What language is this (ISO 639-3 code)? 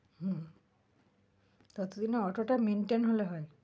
ben